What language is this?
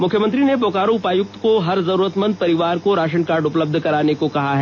Hindi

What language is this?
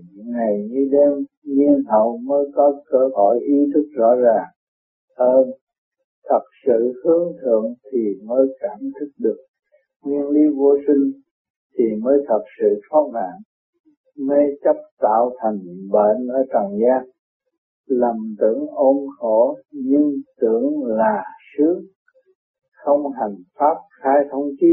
Vietnamese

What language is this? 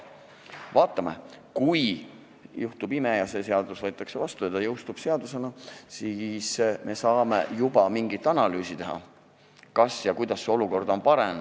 Estonian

